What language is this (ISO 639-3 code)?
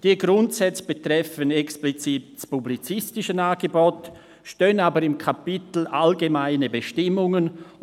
gsw